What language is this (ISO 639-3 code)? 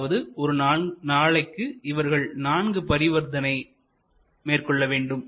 tam